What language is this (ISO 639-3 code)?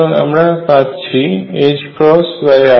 ben